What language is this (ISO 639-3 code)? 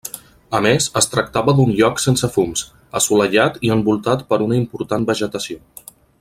cat